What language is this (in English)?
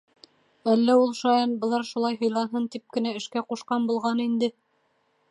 Bashkir